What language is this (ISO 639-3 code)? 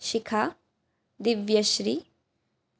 san